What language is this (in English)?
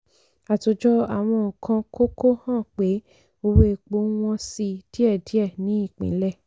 Yoruba